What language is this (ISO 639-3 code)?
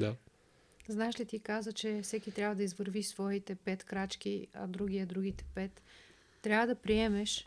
bul